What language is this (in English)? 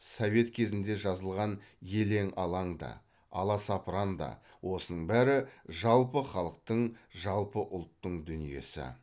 Kazakh